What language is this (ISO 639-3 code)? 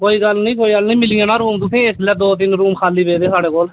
doi